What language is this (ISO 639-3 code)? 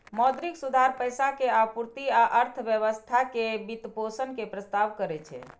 mai